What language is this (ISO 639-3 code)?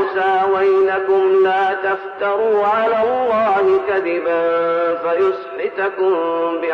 ara